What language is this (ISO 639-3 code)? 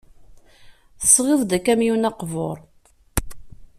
kab